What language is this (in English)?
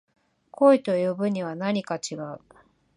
Japanese